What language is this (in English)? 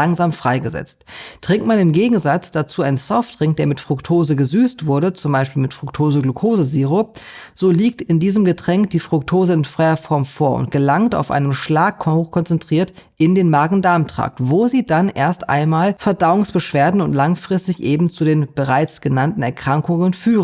German